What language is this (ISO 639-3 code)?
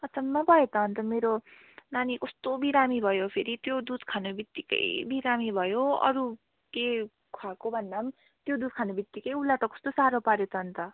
nep